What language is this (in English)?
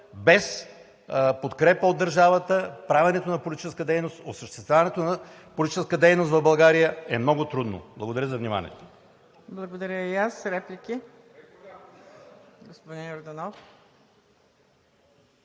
Bulgarian